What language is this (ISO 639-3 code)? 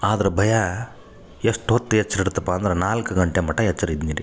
kan